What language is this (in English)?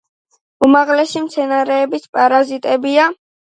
Georgian